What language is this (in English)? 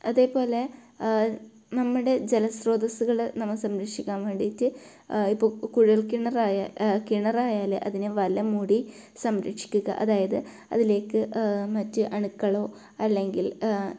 Malayalam